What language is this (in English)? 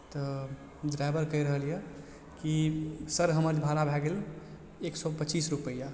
Maithili